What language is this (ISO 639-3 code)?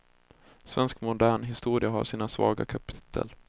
swe